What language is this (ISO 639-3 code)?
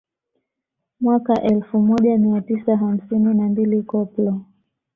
swa